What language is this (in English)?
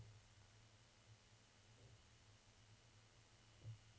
Norwegian